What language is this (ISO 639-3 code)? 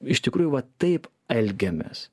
lit